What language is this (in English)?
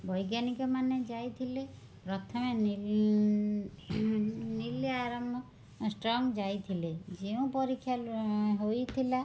Odia